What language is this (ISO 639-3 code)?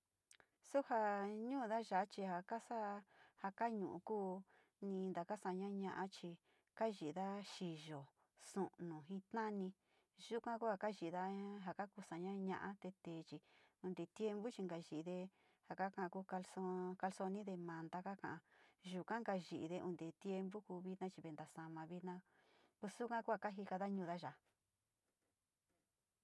xti